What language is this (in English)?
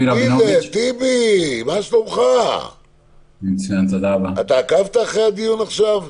Hebrew